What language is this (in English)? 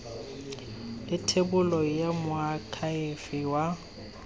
Tswana